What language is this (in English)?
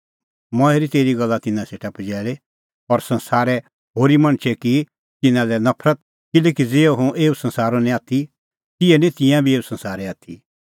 Kullu Pahari